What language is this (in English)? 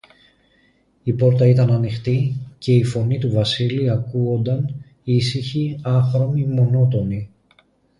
Greek